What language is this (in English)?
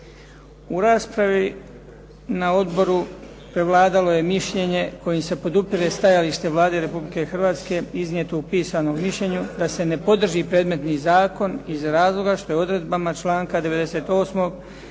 Croatian